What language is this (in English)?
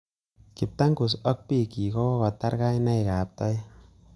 Kalenjin